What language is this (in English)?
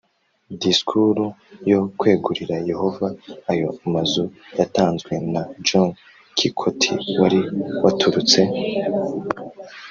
Kinyarwanda